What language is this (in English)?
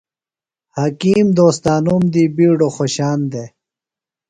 Phalura